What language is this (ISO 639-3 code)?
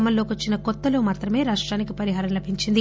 tel